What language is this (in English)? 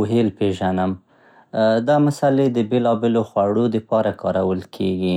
Central Pashto